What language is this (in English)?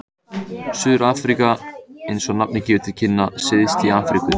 Icelandic